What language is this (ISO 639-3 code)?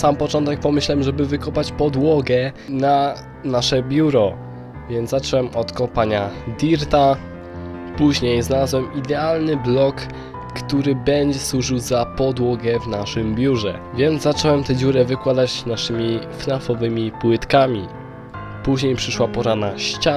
pol